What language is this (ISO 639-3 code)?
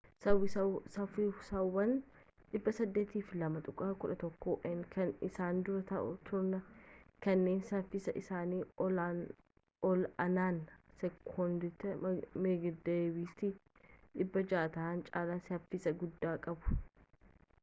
orm